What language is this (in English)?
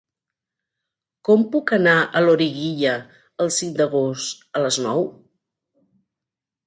Catalan